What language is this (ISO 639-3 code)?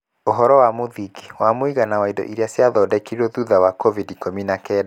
kik